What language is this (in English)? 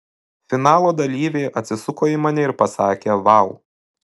Lithuanian